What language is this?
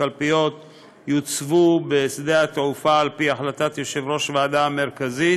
Hebrew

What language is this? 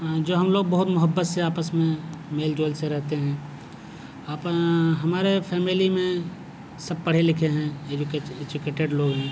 Urdu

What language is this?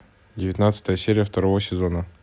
Russian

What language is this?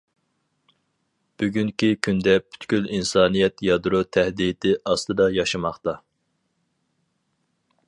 Uyghur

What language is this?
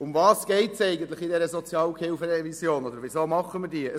Swiss German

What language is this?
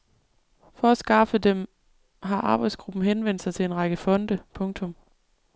Danish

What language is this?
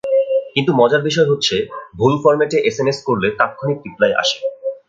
Bangla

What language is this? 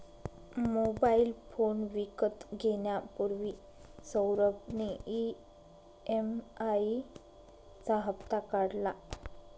Marathi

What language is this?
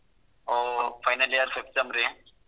Kannada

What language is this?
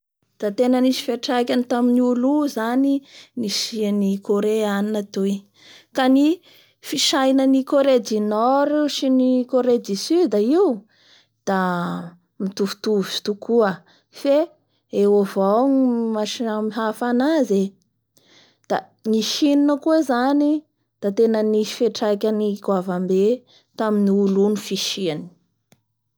Bara Malagasy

